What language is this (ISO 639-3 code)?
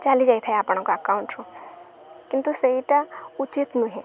ori